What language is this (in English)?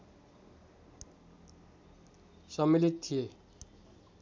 Nepali